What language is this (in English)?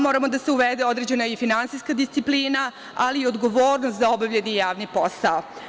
Serbian